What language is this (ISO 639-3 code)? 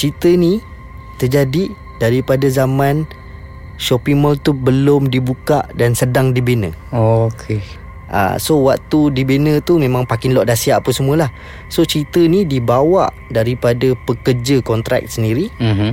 msa